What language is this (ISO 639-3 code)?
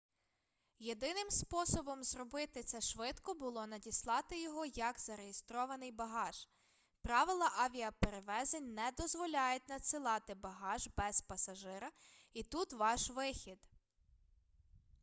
ukr